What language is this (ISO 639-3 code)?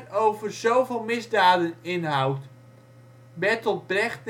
nld